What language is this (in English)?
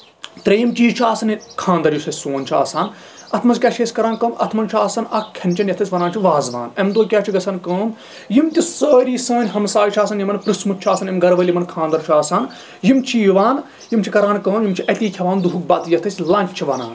Kashmiri